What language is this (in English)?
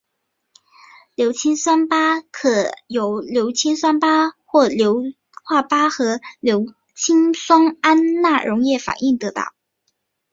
Chinese